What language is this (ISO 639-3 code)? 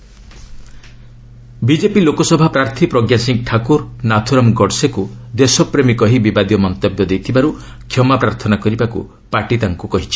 ori